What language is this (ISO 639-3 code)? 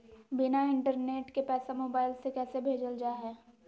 mag